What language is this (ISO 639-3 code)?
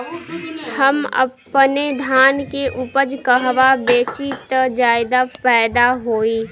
bho